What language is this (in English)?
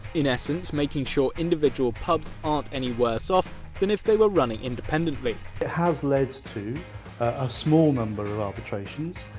English